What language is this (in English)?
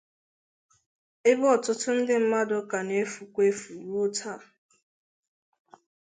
Igbo